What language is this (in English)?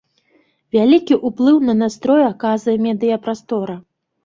Belarusian